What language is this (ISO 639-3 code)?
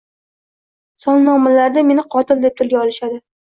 uzb